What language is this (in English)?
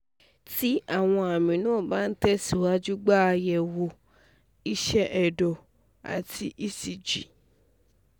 Yoruba